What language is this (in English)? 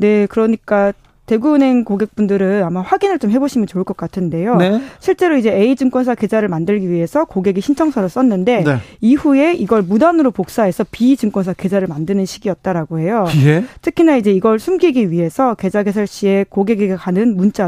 Korean